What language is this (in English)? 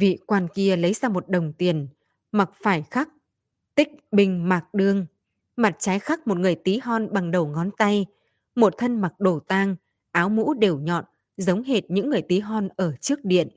Vietnamese